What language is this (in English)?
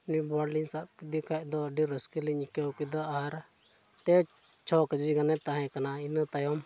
Santali